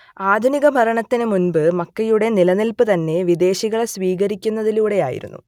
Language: Malayalam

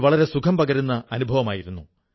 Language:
Malayalam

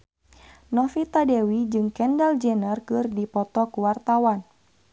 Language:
Sundanese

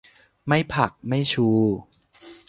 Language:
Thai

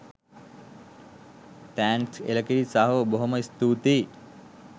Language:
Sinhala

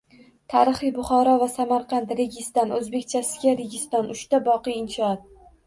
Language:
Uzbek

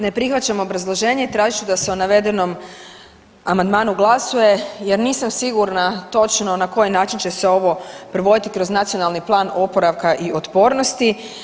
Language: Croatian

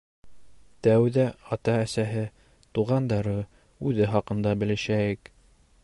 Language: Bashkir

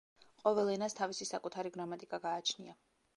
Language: Georgian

